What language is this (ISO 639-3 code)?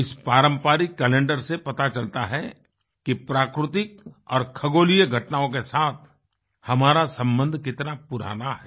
hin